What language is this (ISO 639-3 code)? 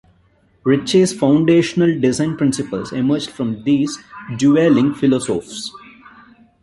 eng